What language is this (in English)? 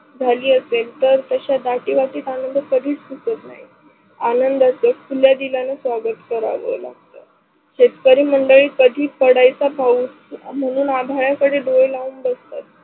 Marathi